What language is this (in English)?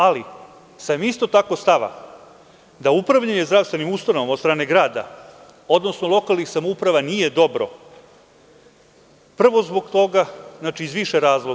Serbian